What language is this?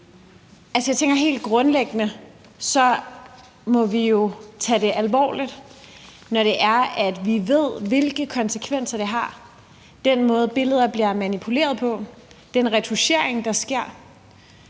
Danish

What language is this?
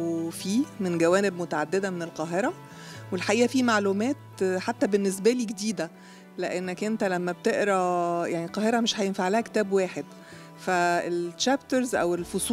Arabic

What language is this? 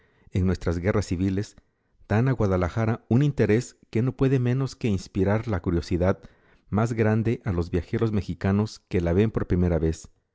Spanish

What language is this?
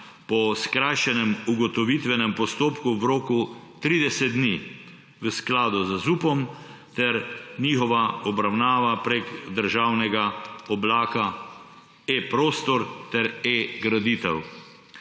Slovenian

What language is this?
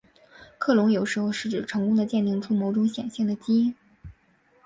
Chinese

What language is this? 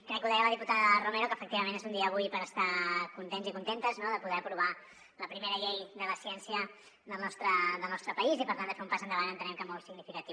Catalan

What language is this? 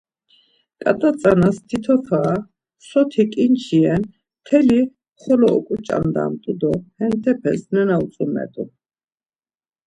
Laz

